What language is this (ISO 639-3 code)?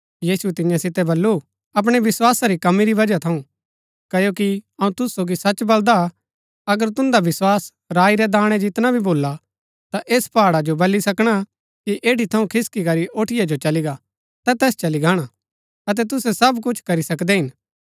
gbk